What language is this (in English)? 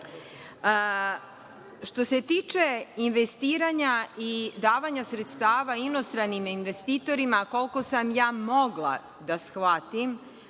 Serbian